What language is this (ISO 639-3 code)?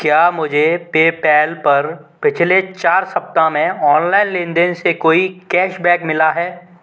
hin